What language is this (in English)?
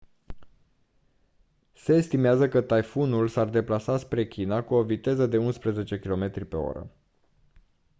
Romanian